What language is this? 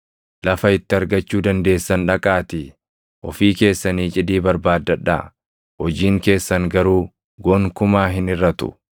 Oromo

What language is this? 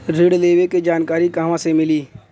Bhojpuri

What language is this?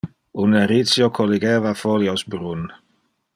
Interlingua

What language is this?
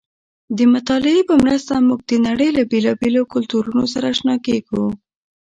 Pashto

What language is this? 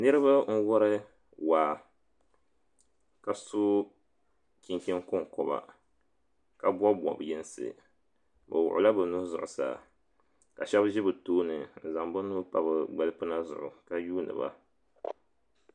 Dagbani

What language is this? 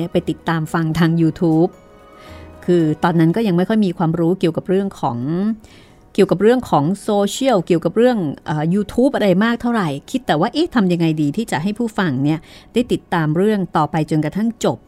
Thai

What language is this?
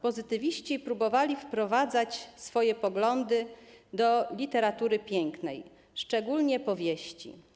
Polish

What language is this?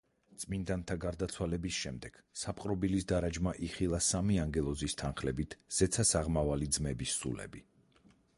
Georgian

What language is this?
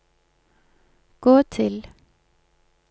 Norwegian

